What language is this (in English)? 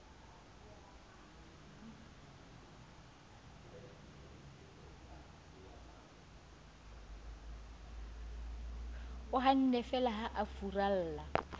Southern Sotho